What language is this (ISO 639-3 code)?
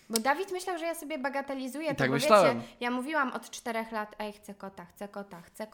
pol